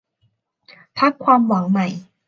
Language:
Thai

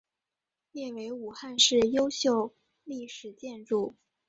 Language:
Chinese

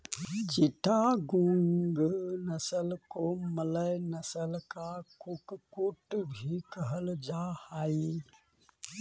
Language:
Magahi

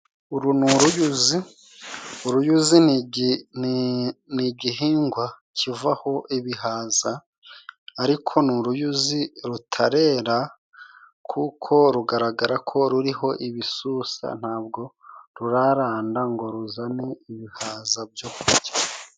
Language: Kinyarwanda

